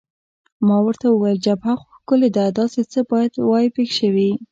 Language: Pashto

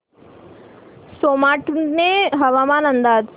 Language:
Marathi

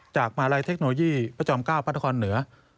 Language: Thai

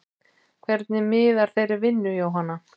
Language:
Icelandic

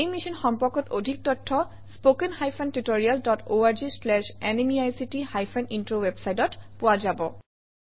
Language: Assamese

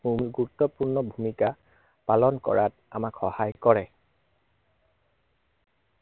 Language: Assamese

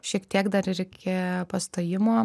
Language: Lithuanian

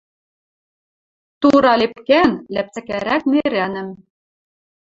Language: Western Mari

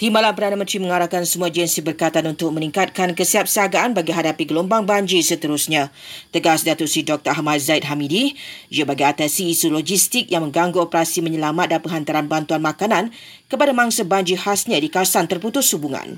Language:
Malay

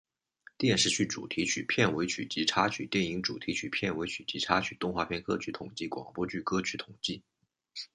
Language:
Chinese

